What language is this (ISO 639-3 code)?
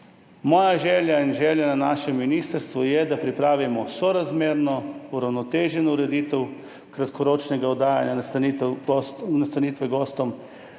slv